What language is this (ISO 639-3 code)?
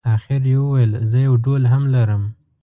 pus